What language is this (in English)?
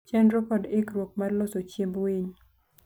Luo (Kenya and Tanzania)